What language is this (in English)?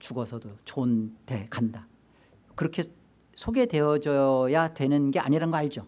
Korean